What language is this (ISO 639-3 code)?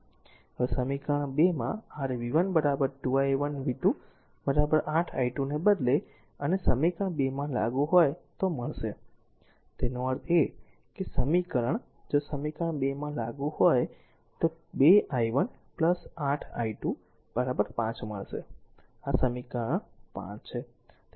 guj